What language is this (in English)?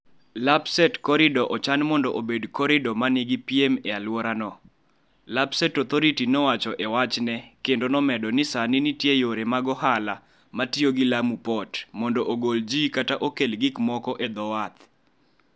Luo (Kenya and Tanzania)